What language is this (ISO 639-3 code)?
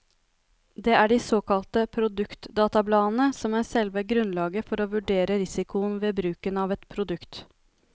nor